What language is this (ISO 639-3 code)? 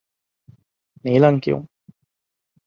div